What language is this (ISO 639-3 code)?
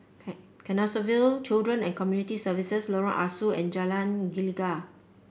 eng